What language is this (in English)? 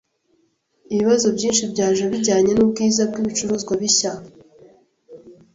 Kinyarwanda